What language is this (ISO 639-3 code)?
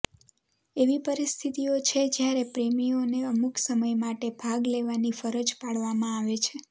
guj